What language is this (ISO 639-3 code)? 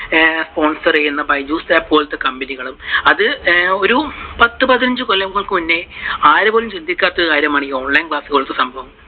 mal